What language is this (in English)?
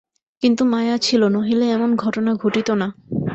Bangla